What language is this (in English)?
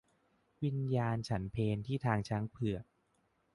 Thai